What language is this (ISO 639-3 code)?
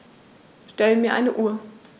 deu